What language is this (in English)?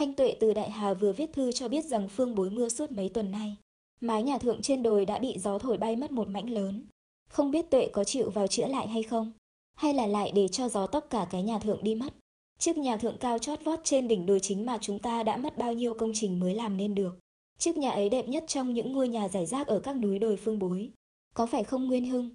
Vietnamese